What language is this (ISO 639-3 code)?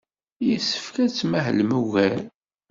kab